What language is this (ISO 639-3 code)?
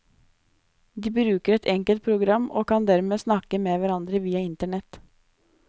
nor